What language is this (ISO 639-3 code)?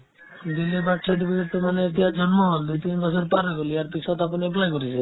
asm